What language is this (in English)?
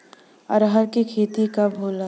Bhojpuri